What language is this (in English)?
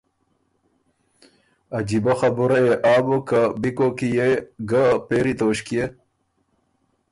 Ormuri